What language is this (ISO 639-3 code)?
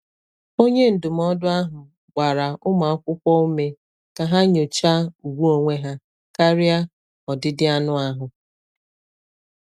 ibo